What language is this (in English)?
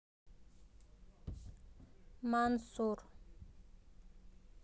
Russian